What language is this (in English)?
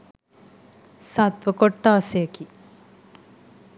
Sinhala